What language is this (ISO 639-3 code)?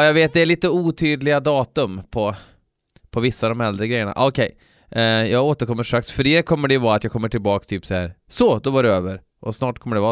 swe